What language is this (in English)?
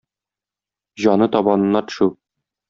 Tatar